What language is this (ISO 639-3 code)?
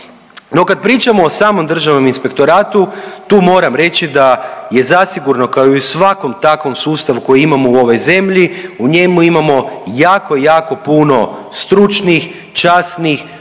hrv